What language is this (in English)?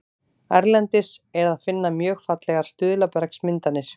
Icelandic